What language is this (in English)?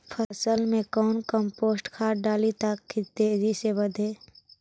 Magahi